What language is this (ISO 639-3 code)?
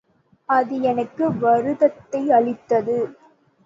tam